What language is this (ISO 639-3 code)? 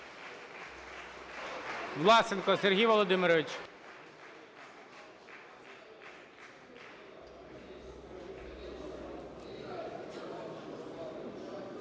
ukr